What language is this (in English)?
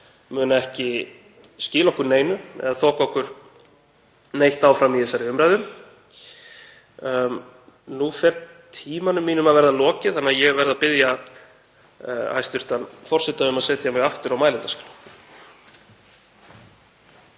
Icelandic